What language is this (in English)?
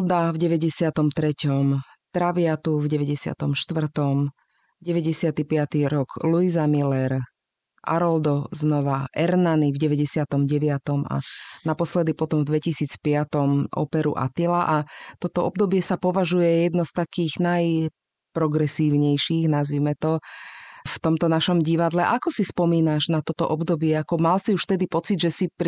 Slovak